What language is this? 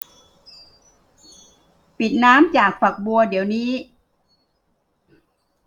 Thai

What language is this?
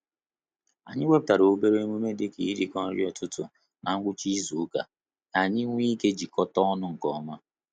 Igbo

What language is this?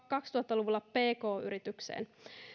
Finnish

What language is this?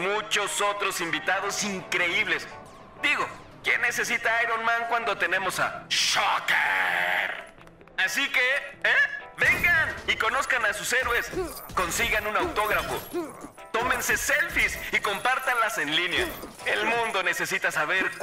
Spanish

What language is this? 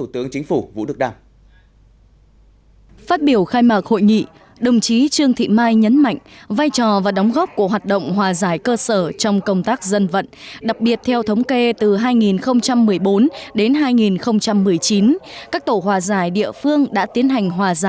Vietnamese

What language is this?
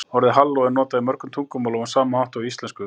Icelandic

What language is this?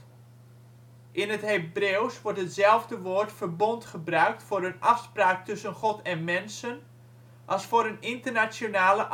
Dutch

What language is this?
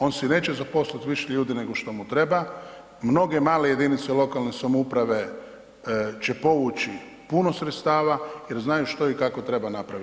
Croatian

